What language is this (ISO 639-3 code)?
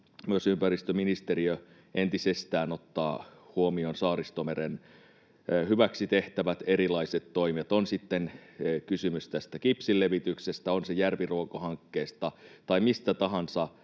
fin